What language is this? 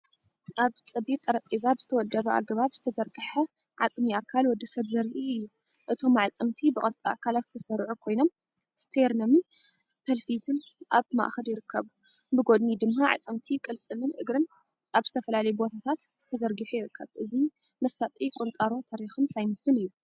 Tigrinya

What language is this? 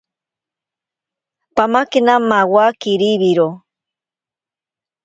Ashéninka Perené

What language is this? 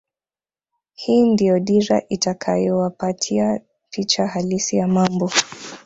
Swahili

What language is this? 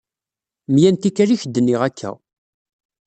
Kabyle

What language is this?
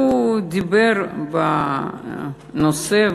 Hebrew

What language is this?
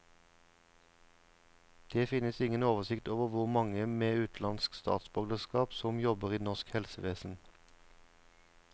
Norwegian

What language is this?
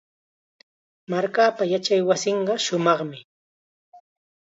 Chiquián Ancash Quechua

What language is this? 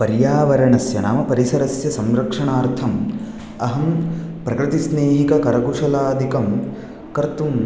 Sanskrit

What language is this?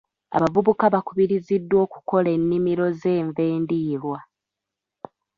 Ganda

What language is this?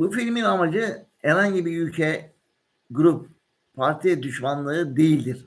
Turkish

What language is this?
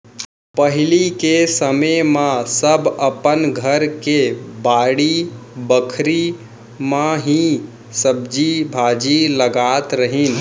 Chhattisgarhi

